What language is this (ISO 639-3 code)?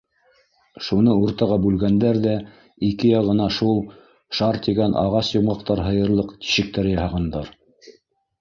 bak